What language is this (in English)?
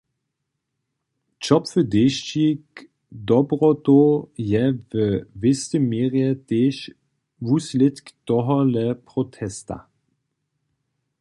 Upper Sorbian